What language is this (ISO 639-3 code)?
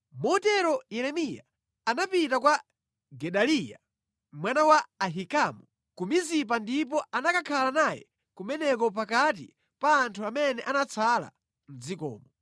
nya